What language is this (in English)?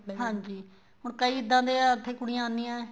Punjabi